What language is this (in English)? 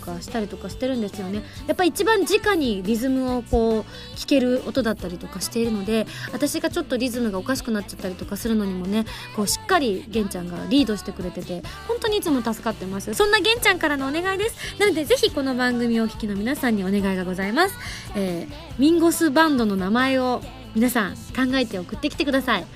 Japanese